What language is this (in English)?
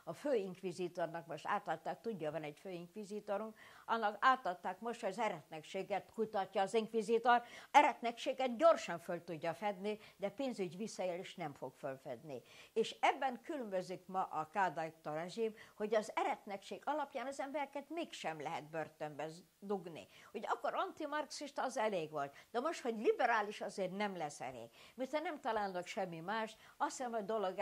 Hungarian